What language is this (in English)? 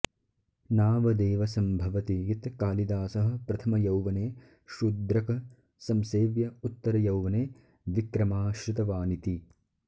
Sanskrit